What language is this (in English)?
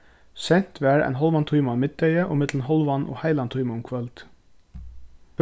Faroese